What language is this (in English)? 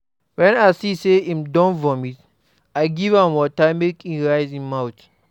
Nigerian Pidgin